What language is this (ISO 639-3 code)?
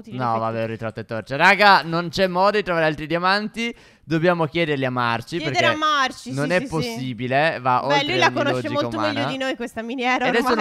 ita